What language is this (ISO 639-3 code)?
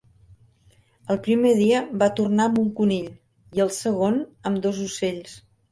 cat